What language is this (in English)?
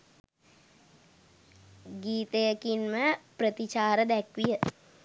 Sinhala